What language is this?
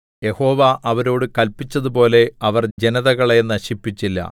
Malayalam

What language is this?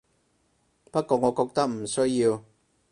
Cantonese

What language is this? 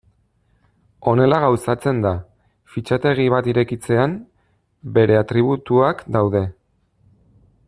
Basque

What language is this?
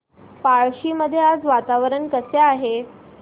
Marathi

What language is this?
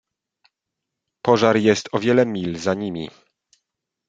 Polish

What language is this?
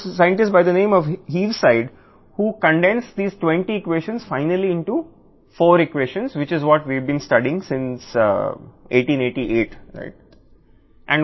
Telugu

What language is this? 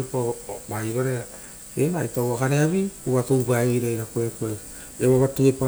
Rotokas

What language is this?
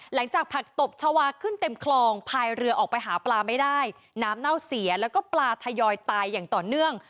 Thai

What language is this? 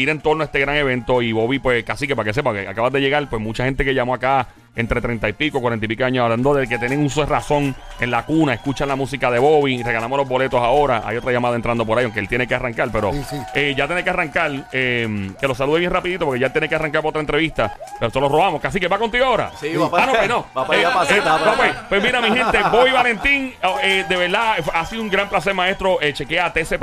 Spanish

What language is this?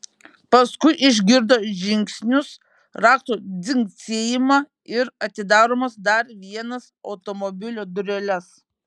Lithuanian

